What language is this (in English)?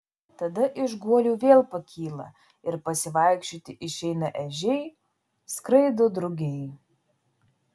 Lithuanian